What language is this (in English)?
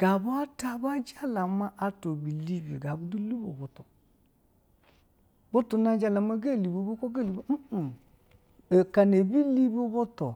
Basa (Nigeria)